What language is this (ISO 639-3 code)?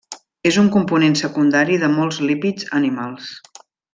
cat